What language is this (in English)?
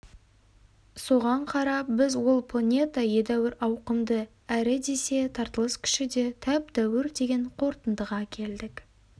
Kazakh